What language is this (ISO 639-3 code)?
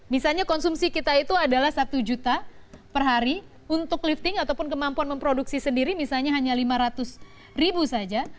ind